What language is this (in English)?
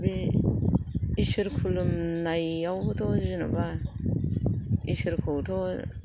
Bodo